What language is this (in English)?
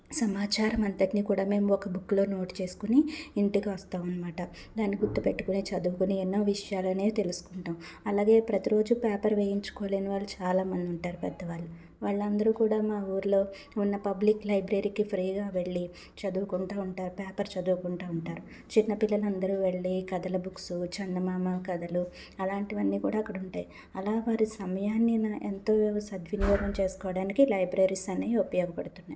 Telugu